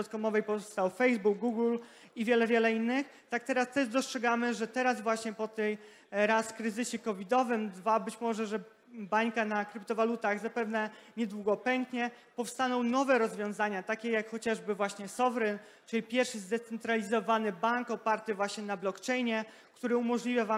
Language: Polish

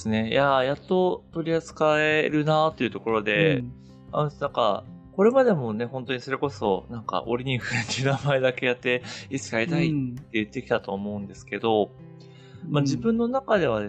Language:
Japanese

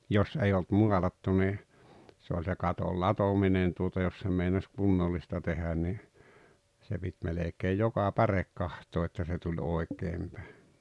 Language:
Finnish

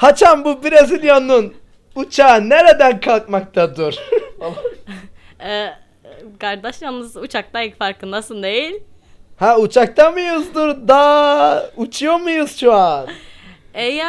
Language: Turkish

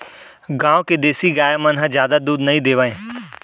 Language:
Chhattisgarhi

